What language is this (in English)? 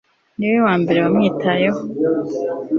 Kinyarwanda